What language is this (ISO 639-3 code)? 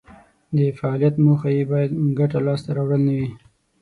pus